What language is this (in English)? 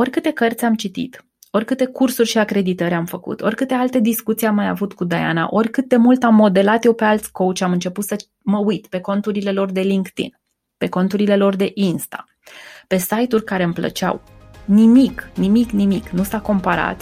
Romanian